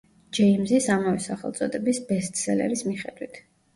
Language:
Georgian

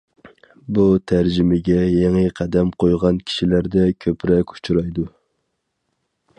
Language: Uyghur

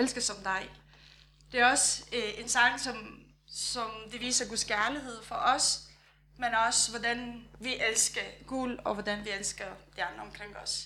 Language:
Danish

